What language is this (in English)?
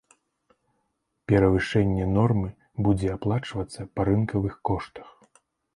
Belarusian